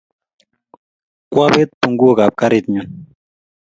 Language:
Kalenjin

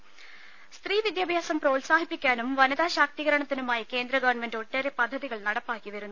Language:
Malayalam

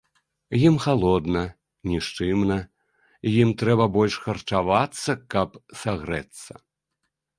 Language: Belarusian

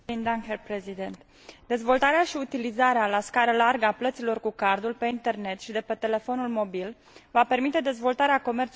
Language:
Romanian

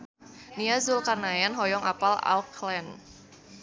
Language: Sundanese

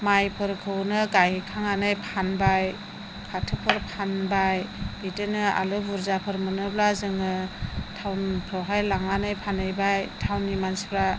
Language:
Bodo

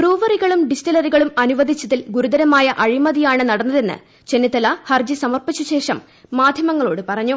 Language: Malayalam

